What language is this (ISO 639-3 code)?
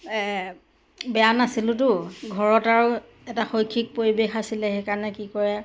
asm